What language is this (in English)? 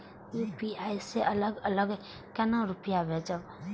Maithili